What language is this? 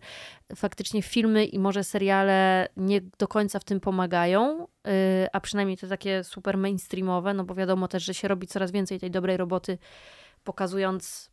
Polish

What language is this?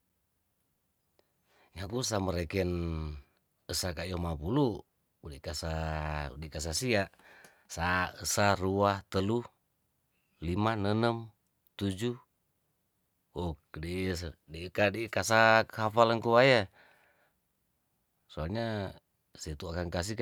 Tondano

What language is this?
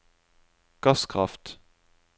Norwegian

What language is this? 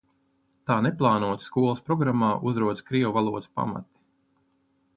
Latvian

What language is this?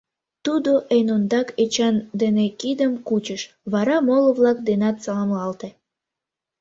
Mari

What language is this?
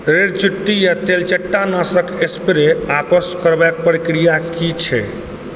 Maithili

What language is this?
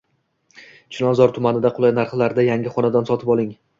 Uzbek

